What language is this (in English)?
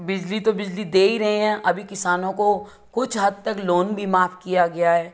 Hindi